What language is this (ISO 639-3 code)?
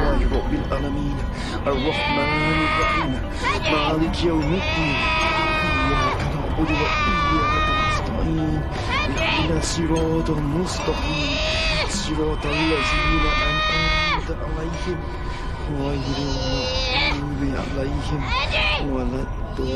msa